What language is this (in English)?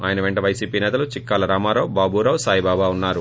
Telugu